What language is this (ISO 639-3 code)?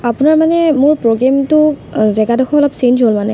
asm